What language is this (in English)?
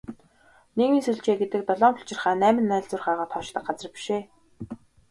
Mongolian